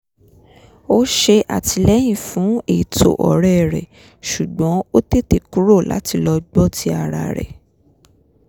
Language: Yoruba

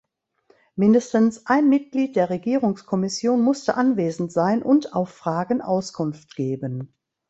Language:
German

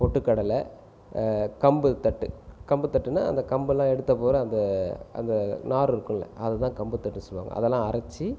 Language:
Tamil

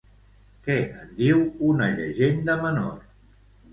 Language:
Catalan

